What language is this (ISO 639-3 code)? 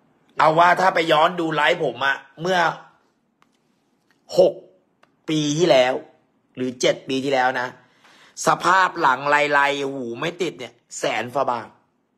tha